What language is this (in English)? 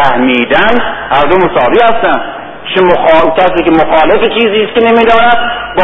Persian